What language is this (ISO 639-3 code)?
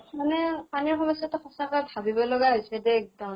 asm